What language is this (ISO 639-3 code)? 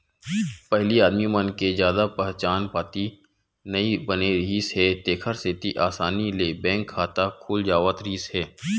hne